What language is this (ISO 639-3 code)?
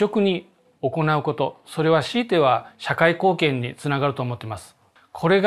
jpn